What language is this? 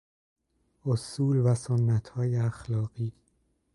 Persian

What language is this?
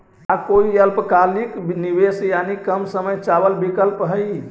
Magahi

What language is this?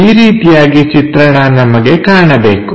Kannada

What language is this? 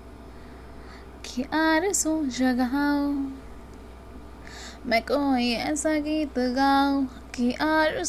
Hindi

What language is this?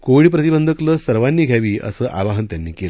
Marathi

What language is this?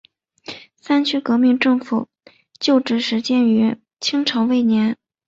Chinese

